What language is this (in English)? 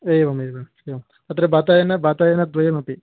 Sanskrit